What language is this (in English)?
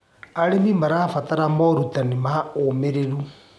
Kikuyu